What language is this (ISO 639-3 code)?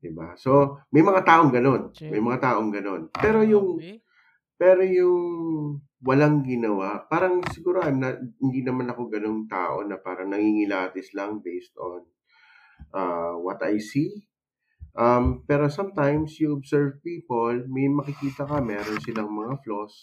fil